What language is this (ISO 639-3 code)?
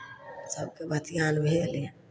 mai